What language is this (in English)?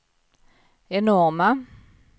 Swedish